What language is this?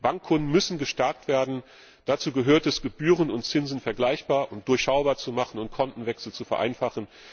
German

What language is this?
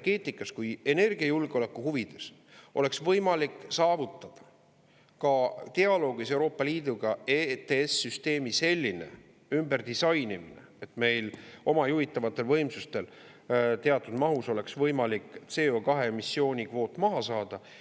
Estonian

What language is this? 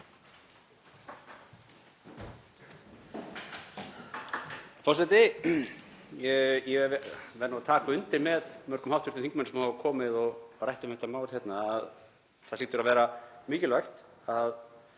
Icelandic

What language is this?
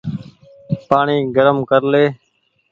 Goaria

